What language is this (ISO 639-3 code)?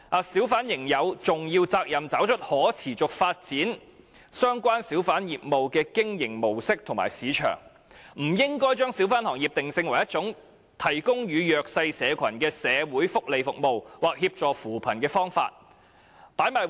yue